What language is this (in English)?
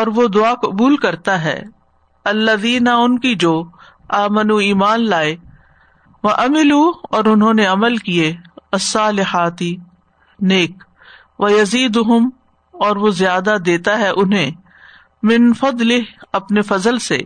Urdu